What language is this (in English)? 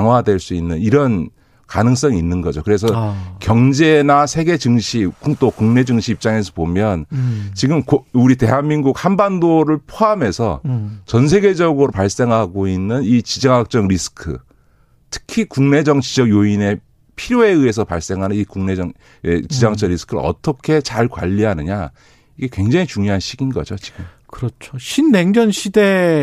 Korean